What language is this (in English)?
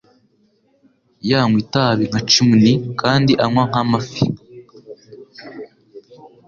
Kinyarwanda